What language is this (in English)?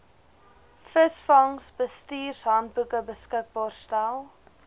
Afrikaans